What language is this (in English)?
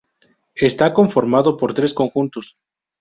Spanish